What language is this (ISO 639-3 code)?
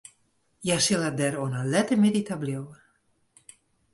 fry